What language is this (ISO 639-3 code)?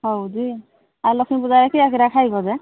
ori